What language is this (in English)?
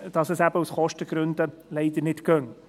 Swiss German